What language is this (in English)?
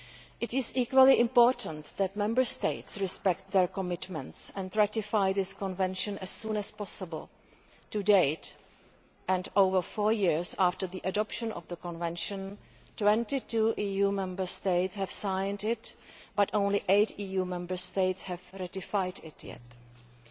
English